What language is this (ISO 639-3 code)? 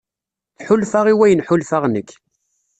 kab